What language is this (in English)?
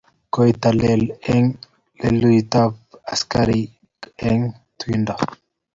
Kalenjin